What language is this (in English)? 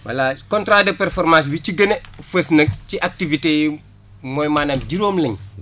Wolof